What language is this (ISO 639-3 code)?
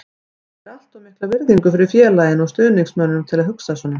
isl